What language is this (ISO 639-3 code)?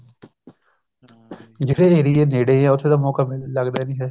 pan